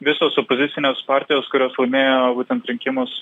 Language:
Lithuanian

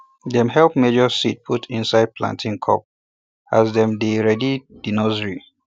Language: Nigerian Pidgin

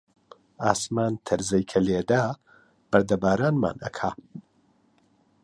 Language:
Central Kurdish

